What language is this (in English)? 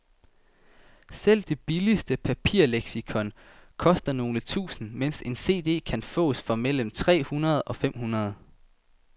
Danish